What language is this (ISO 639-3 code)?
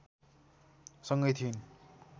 nep